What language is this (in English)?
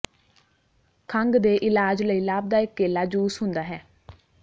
Punjabi